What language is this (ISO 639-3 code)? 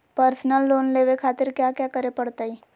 mag